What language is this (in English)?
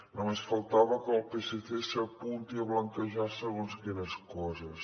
Catalan